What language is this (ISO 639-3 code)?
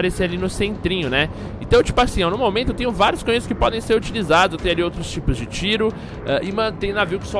por